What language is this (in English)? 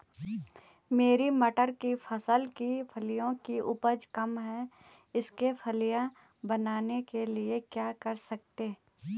Hindi